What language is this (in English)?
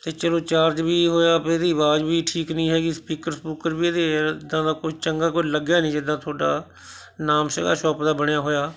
Punjabi